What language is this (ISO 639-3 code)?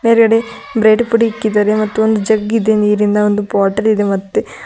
kan